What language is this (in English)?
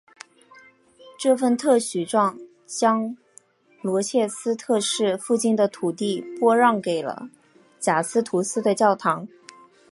Chinese